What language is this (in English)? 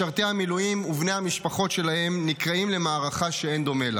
Hebrew